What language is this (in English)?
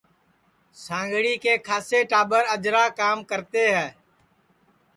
Sansi